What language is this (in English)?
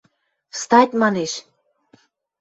Western Mari